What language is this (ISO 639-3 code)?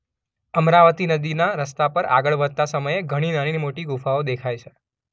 guj